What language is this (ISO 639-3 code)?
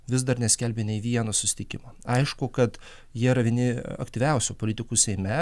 lit